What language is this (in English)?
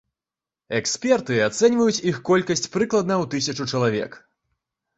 Belarusian